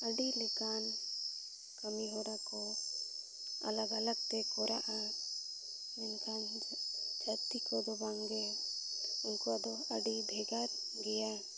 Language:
Santali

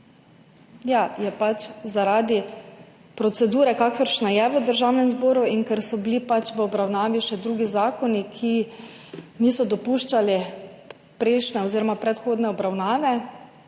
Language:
Slovenian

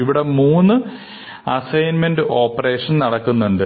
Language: Malayalam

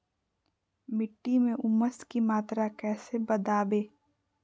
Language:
Magahi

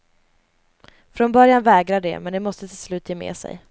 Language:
Swedish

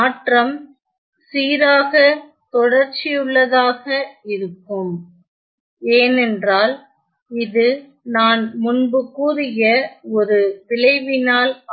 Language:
Tamil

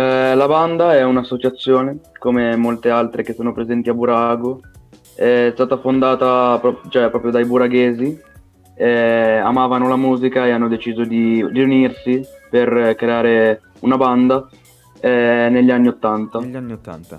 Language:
Italian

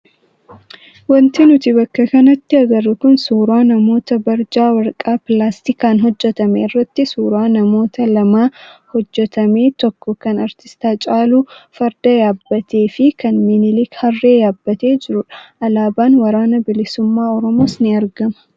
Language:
Oromo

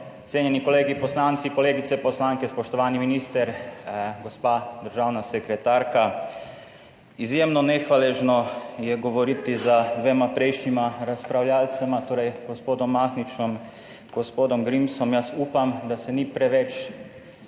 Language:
Slovenian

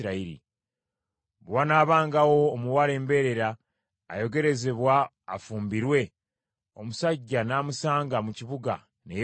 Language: Ganda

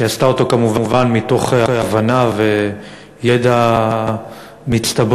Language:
Hebrew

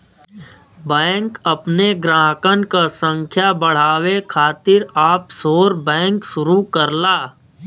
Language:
Bhojpuri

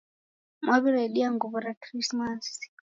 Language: Taita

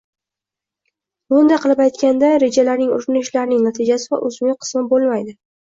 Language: Uzbek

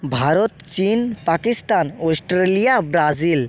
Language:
Bangla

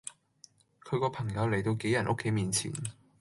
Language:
Cantonese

